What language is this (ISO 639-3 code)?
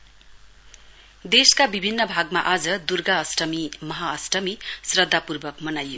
nep